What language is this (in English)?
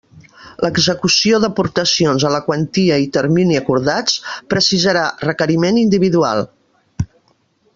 Catalan